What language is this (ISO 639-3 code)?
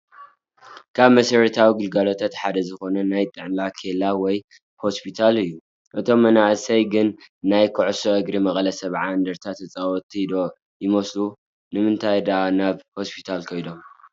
tir